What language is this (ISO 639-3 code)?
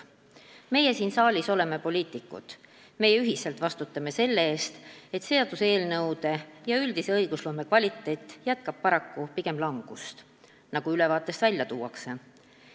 est